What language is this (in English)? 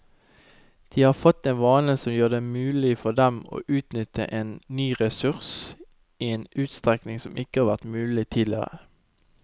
Norwegian